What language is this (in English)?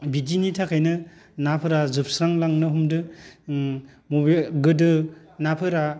Bodo